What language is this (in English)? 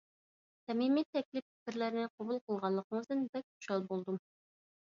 Uyghur